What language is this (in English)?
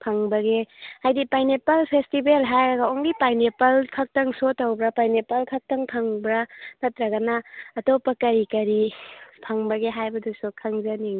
Manipuri